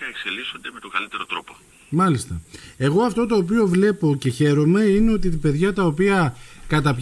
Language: Greek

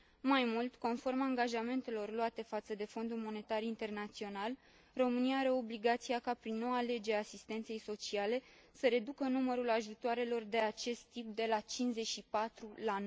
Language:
Romanian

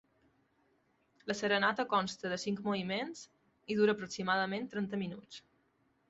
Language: Catalan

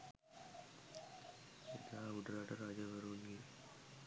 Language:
Sinhala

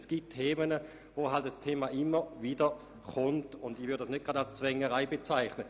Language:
Swiss German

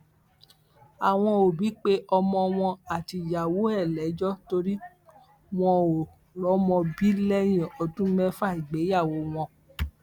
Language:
Yoruba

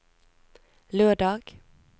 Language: Norwegian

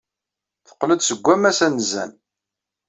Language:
Kabyle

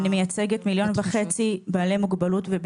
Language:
Hebrew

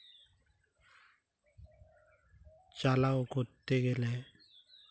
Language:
Santali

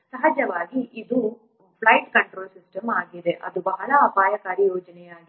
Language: Kannada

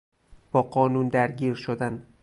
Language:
Persian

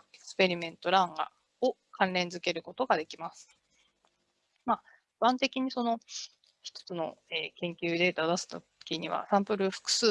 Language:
Japanese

